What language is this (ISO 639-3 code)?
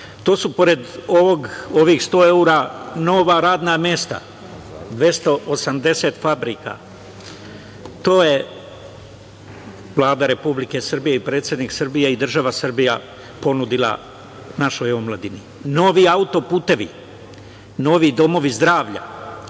srp